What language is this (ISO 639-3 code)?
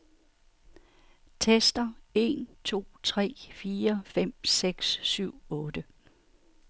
dan